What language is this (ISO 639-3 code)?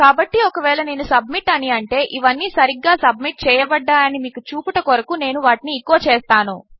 tel